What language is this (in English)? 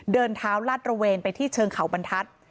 Thai